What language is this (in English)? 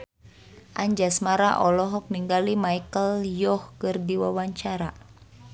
Sundanese